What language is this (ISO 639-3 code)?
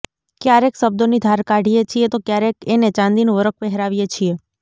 guj